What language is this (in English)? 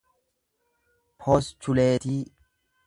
Oromo